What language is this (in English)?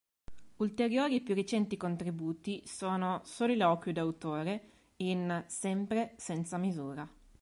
Italian